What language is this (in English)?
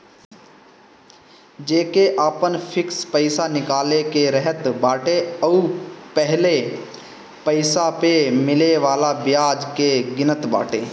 Bhojpuri